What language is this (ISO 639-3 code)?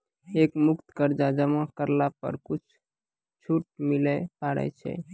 mai